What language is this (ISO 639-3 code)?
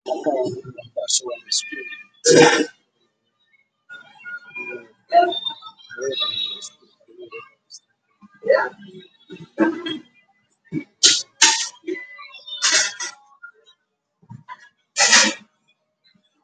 som